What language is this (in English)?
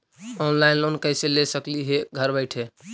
Magahi